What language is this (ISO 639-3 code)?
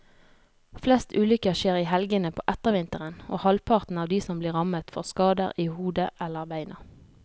nor